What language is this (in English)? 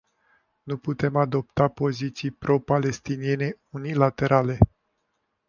Romanian